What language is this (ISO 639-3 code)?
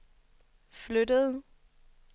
dan